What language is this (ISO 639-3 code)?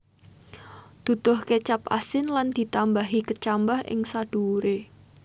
jav